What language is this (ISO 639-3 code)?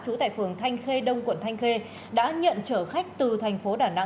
vie